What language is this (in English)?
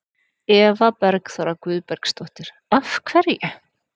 Icelandic